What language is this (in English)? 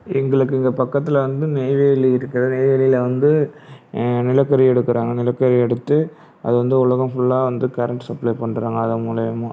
Tamil